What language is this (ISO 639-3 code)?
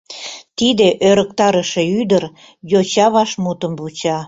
chm